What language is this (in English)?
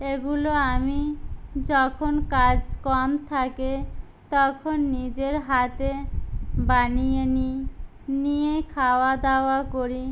Bangla